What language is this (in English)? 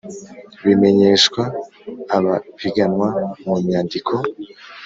Kinyarwanda